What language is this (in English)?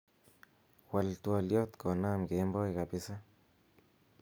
Kalenjin